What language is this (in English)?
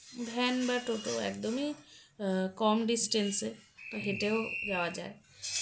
Bangla